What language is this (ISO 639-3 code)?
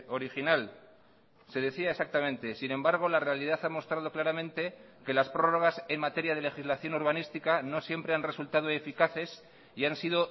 spa